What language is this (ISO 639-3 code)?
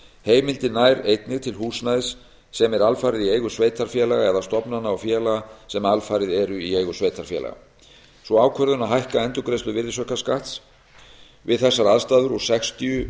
isl